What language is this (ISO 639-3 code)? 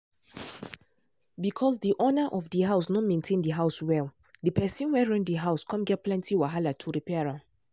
pcm